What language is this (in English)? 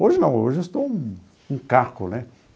Portuguese